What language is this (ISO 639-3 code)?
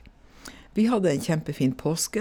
nor